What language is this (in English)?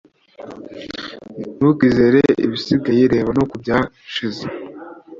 Kinyarwanda